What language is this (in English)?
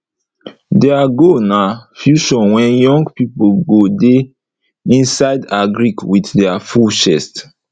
Nigerian Pidgin